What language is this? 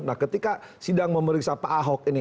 Indonesian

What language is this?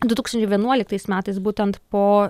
Lithuanian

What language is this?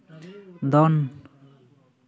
Santali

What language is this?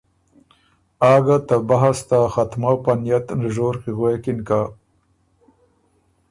Ormuri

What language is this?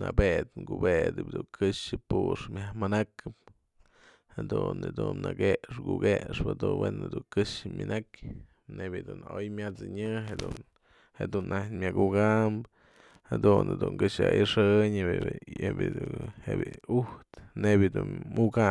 Mazatlán Mixe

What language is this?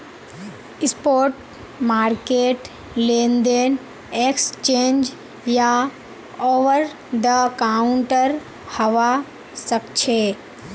Magahi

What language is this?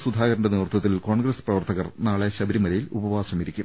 Malayalam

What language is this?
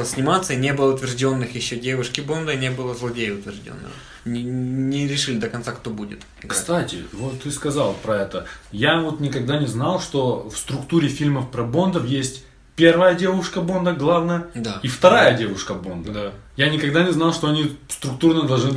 Russian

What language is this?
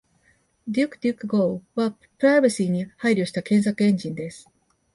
Japanese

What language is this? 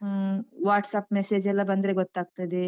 Kannada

